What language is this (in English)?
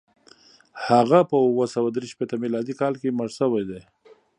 Pashto